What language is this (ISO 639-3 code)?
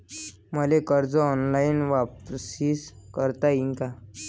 mar